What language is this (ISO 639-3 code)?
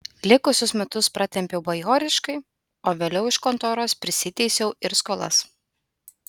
lit